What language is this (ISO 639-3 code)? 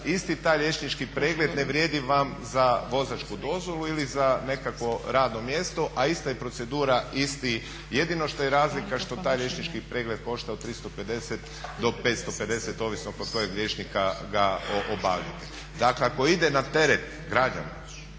hrv